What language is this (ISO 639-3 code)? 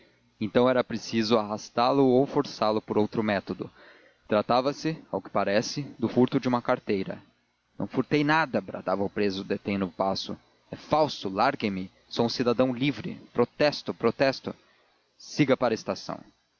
por